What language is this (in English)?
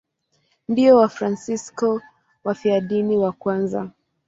Swahili